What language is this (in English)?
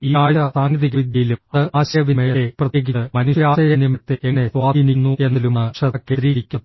Malayalam